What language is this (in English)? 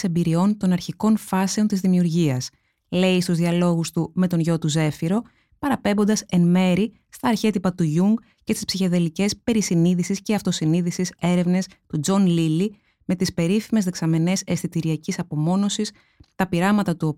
Greek